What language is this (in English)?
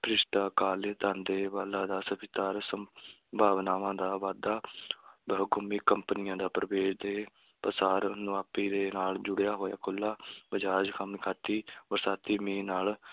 Punjabi